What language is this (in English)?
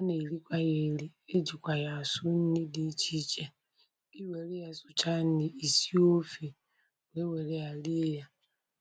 Igbo